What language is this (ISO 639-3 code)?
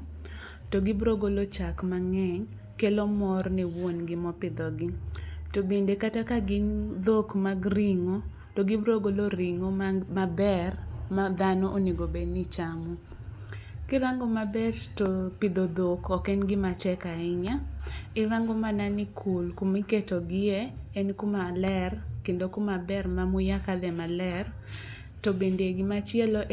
luo